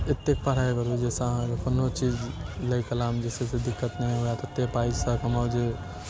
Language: Maithili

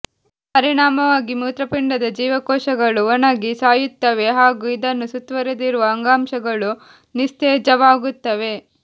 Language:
Kannada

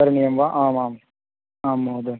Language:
Sanskrit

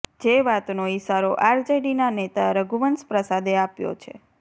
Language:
Gujarati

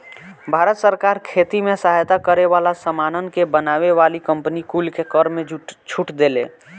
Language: Bhojpuri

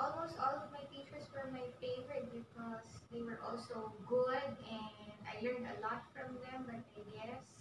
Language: English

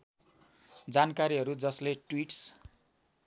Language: Nepali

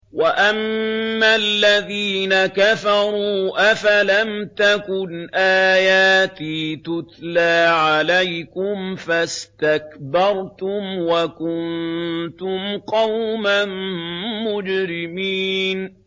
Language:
Arabic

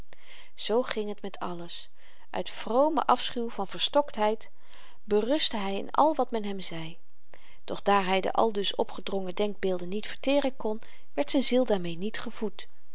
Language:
Dutch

